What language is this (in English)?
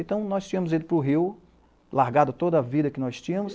Portuguese